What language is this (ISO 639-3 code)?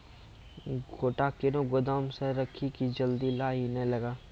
mai